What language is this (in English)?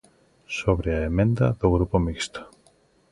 Galician